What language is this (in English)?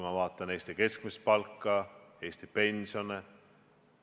Estonian